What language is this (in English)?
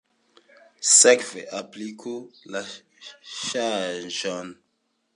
Esperanto